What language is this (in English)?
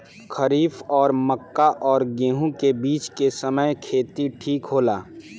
Bhojpuri